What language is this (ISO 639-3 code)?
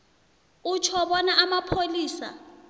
nbl